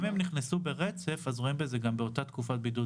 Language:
Hebrew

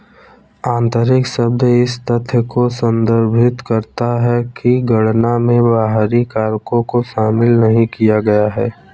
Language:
Hindi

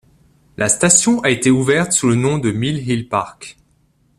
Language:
French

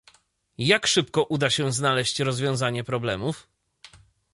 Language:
Polish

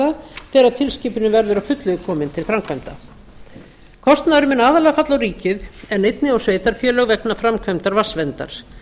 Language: Icelandic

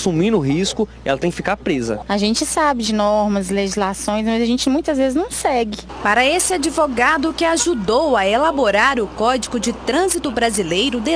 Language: Portuguese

